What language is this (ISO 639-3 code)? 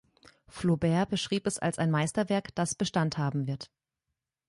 deu